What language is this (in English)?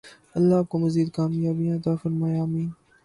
Urdu